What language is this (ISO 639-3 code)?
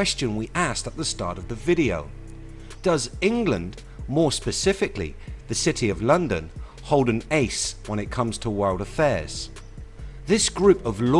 eng